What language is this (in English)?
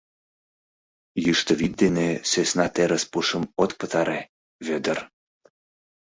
Mari